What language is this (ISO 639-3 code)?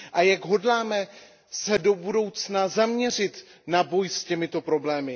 ces